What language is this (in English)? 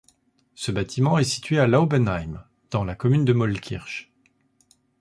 French